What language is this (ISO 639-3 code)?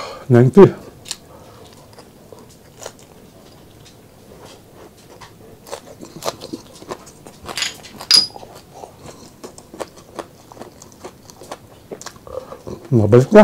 fil